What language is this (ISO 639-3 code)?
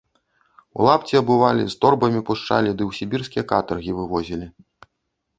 bel